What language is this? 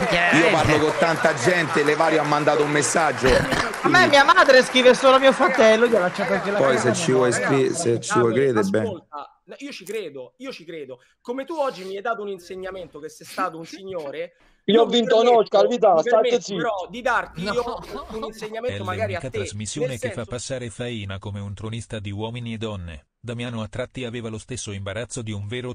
Italian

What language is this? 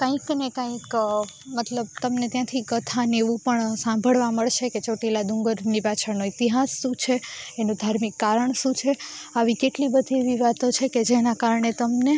Gujarati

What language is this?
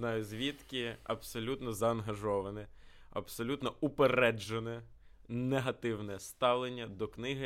Ukrainian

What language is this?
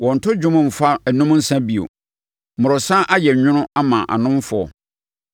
Akan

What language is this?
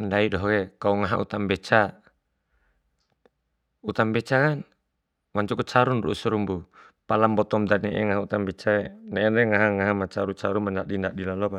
Bima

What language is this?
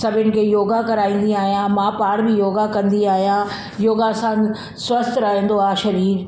Sindhi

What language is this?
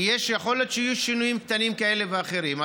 Hebrew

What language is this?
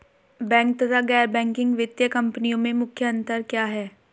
Hindi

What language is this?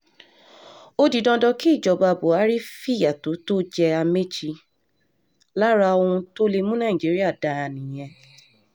Yoruba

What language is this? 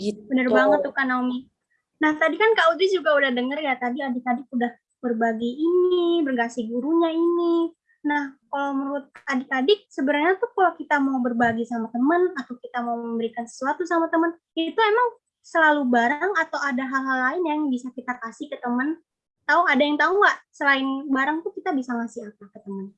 Indonesian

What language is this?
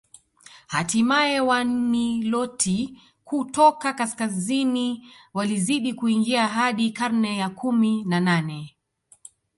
Swahili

